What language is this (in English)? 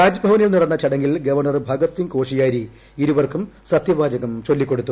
Malayalam